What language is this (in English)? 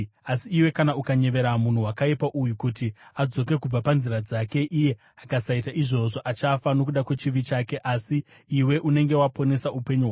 Shona